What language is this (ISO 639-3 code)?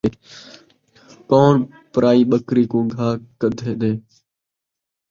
skr